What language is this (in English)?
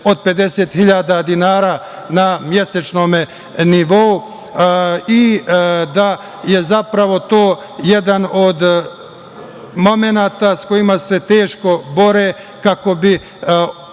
Serbian